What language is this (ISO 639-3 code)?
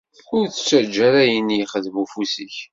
kab